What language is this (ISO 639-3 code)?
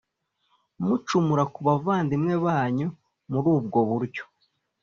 kin